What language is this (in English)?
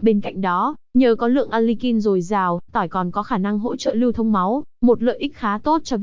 Vietnamese